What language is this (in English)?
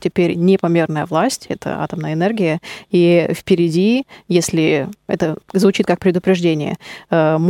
Russian